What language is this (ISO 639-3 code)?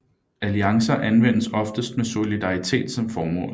dan